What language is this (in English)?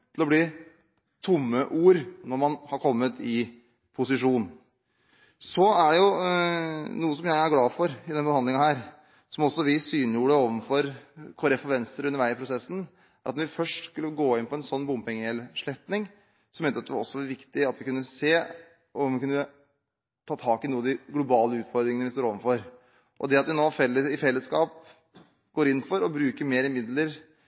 Norwegian Bokmål